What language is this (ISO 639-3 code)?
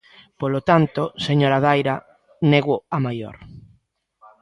glg